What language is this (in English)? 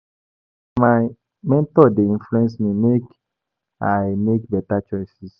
Nigerian Pidgin